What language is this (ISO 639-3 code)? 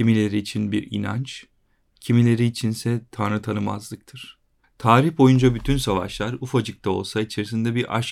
tur